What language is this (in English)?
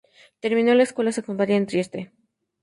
Spanish